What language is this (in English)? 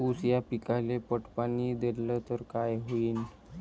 Marathi